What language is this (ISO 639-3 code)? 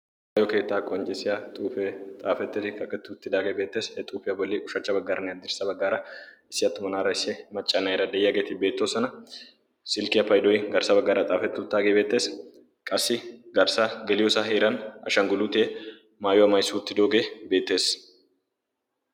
wal